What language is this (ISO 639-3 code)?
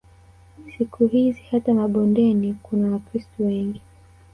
swa